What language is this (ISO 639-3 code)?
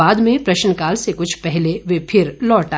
hin